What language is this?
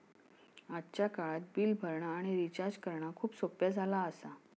Marathi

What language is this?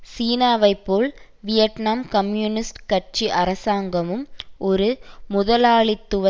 Tamil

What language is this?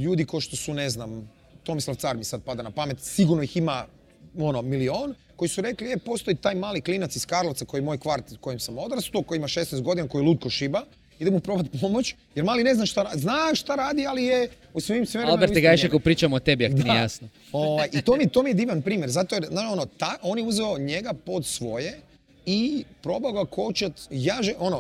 Croatian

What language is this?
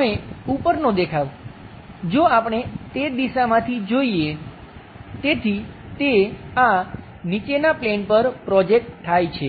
Gujarati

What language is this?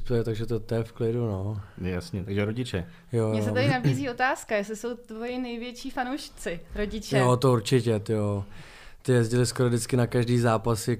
Czech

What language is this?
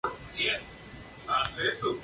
Spanish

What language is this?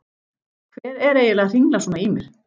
Icelandic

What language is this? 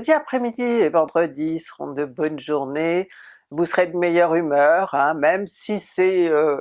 French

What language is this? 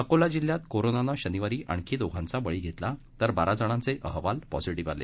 Marathi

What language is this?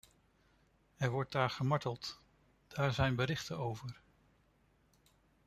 Dutch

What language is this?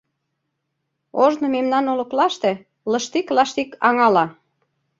Mari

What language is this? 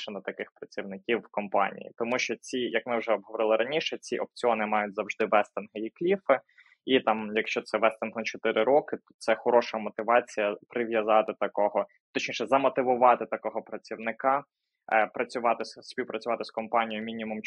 Ukrainian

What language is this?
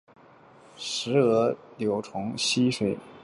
Chinese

